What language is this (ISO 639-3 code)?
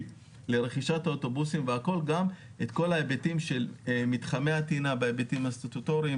heb